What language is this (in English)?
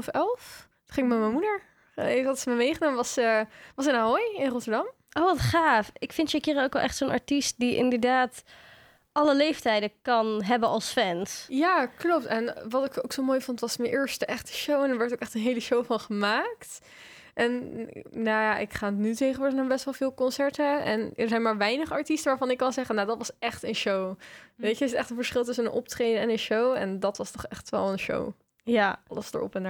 Dutch